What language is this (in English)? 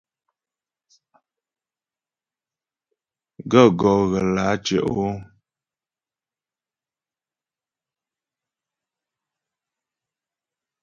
Ghomala